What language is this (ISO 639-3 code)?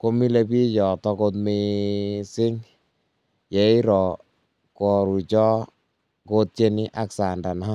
kln